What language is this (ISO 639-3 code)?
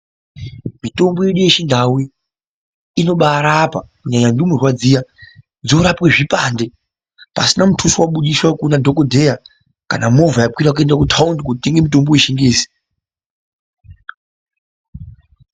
ndc